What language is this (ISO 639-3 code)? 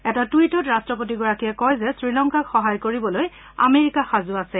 asm